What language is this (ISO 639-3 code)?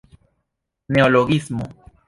epo